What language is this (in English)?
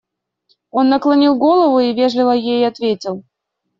Russian